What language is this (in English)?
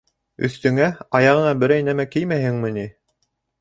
Bashkir